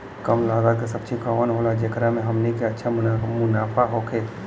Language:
Bhojpuri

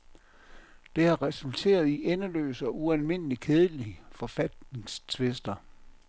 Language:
Danish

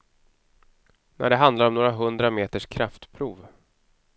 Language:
Swedish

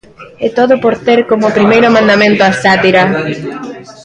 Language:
Galician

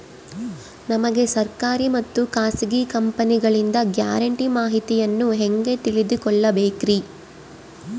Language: Kannada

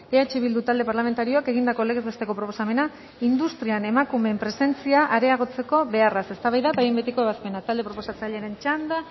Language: Basque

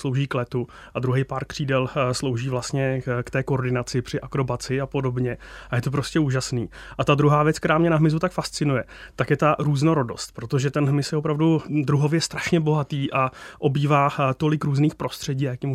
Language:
Czech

